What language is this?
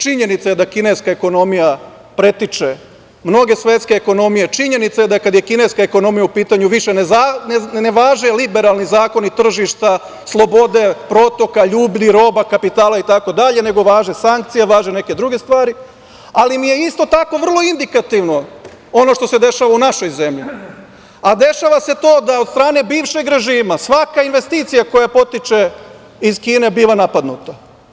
Serbian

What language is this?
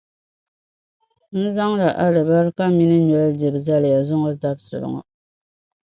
Dagbani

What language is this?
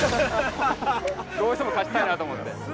Japanese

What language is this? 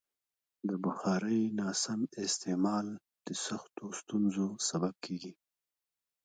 Pashto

